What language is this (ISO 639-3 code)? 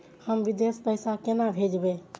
mai